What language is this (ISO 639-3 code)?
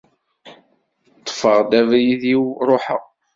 kab